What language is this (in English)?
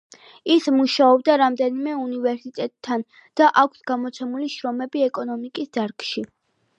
Georgian